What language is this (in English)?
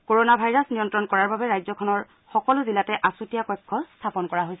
Assamese